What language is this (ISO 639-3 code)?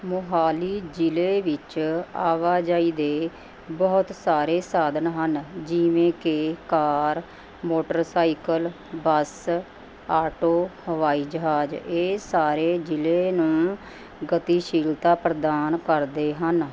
pan